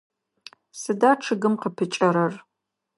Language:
Adyghe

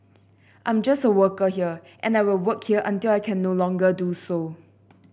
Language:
English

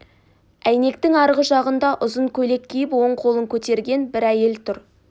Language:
Kazakh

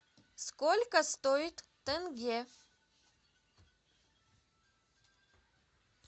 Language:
Russian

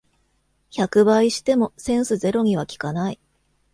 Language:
Japanese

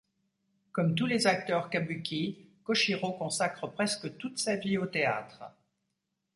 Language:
French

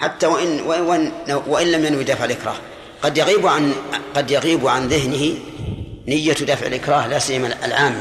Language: Arabic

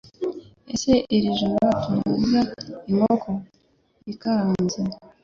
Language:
Kinyarwanda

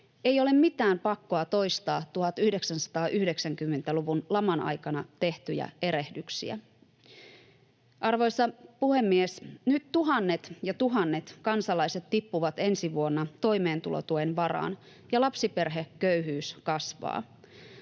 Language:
Finnish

